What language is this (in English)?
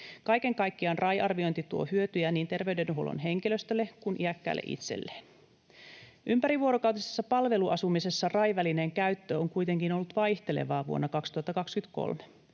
Finnish